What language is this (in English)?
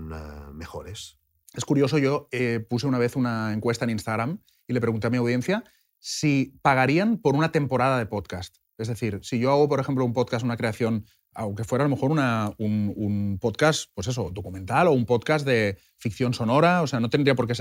Spanish